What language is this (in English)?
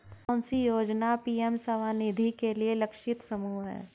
Hindi